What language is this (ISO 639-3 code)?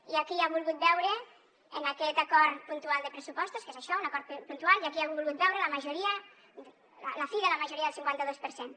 cat